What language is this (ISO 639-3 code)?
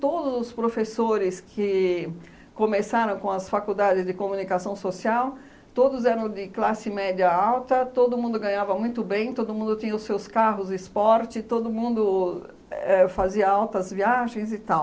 por